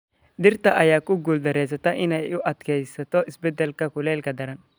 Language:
Somali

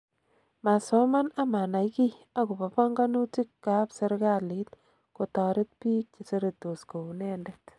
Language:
Kalenjin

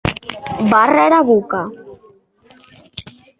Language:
Occitan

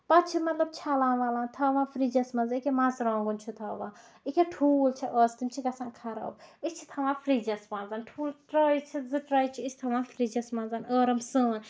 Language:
Kashmiri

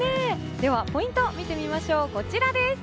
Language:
Japanese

